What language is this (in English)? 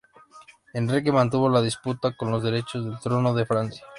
Spanish